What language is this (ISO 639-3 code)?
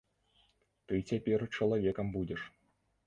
bel